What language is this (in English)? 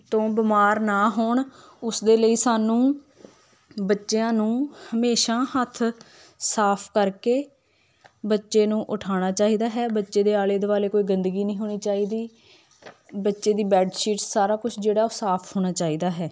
Punjabi